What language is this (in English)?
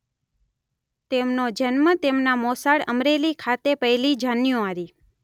Gujarati